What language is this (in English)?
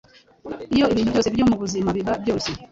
Kinyarwanda